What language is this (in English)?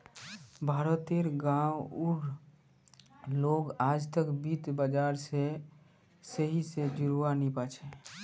Magahi